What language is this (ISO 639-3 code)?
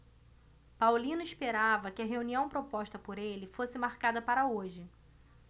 por